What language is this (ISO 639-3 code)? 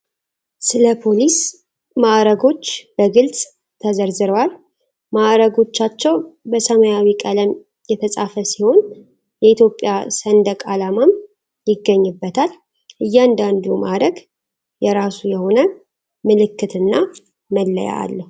amh